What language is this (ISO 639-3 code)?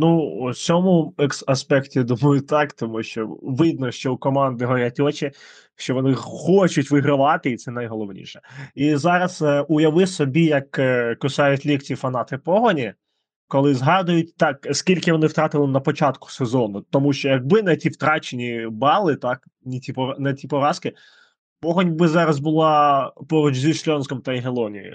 ukr